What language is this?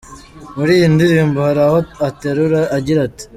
Kinyarwanda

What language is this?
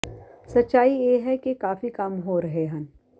Punjabi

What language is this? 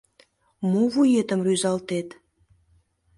Mari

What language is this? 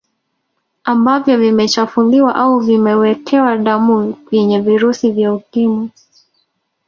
Swahili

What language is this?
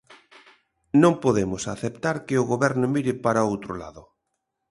Galician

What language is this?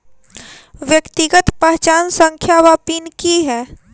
Maithili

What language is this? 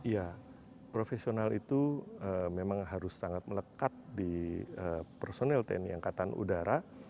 Indonesian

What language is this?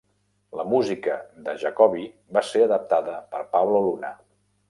Catalan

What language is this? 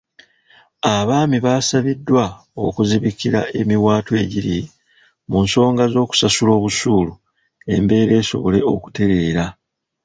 Ganda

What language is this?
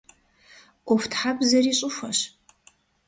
Kabardian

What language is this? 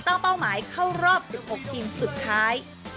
Thai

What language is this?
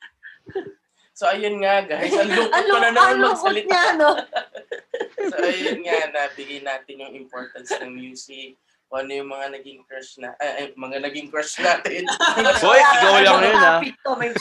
Filipino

